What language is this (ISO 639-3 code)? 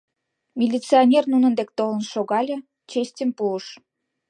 chm